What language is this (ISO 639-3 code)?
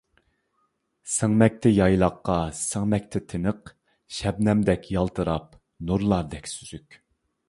uig